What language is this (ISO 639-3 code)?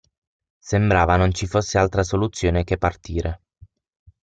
ita